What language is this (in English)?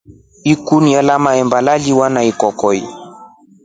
Rombo